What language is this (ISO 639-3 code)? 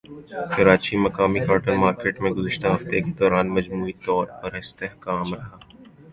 urd